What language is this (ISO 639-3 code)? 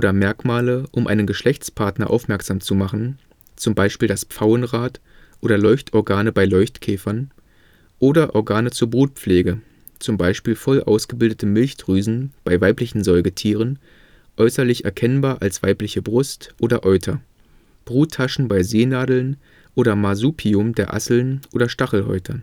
deu